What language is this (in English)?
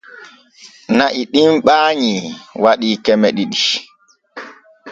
Borgu Fulfulde